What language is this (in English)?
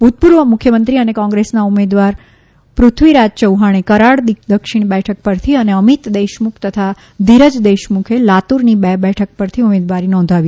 Gujarati